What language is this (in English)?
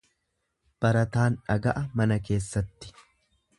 Oromo